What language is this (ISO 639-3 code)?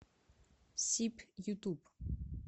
rus